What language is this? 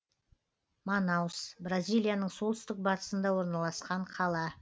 Kazakh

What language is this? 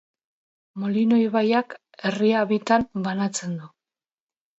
Basque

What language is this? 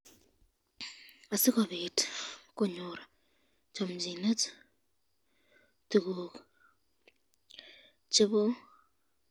Kalenjin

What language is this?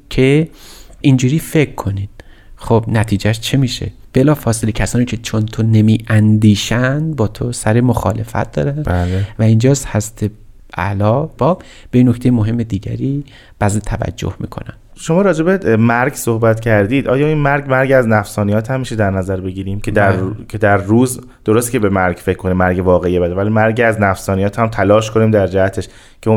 Persian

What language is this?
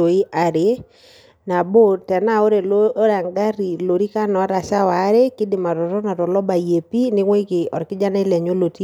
Masai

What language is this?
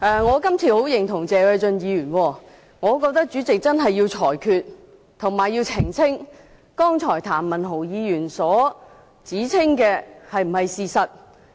Cantonese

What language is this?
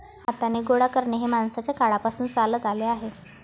Marathi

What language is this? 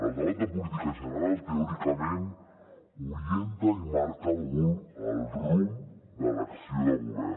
Catalan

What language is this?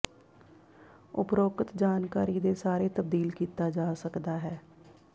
Punjabi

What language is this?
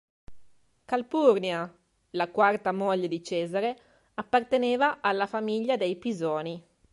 Italian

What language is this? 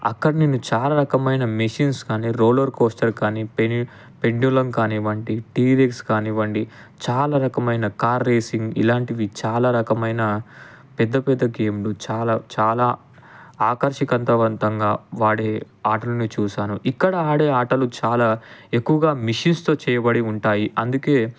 Telugu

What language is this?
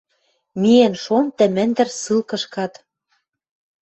Western Mari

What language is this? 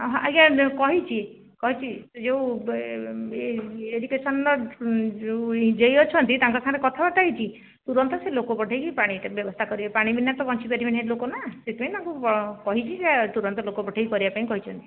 Odia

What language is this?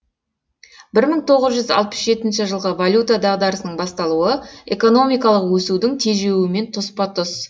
Kazakh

